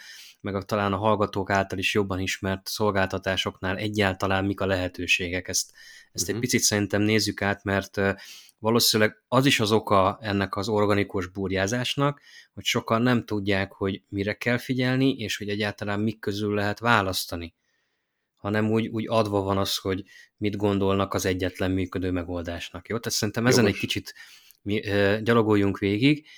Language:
Hungarian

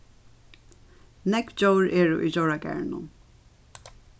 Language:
Faroese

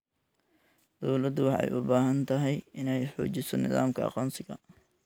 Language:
Somali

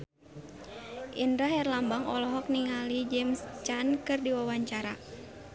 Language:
Sundanese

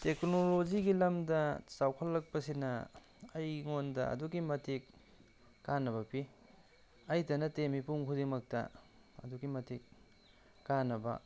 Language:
Manipuri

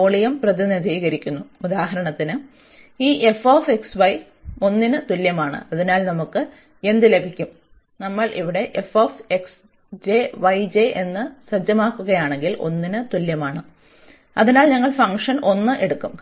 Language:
Malayalam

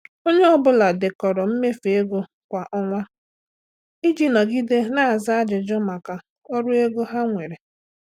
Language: Igbo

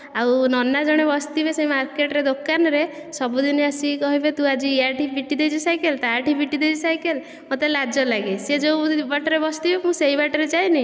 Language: Odia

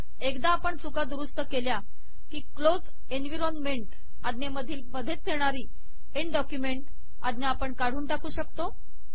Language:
Marathi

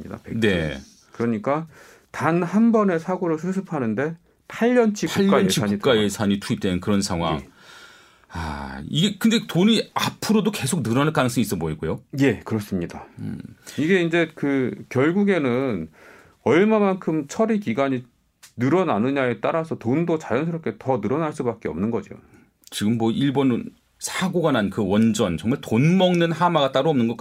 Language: Korean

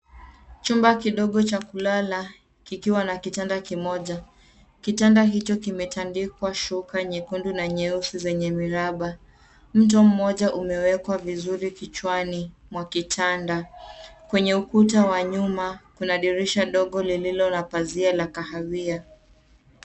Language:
Swahili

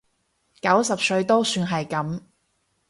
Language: Cantonese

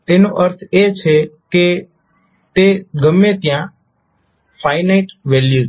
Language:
Gujarati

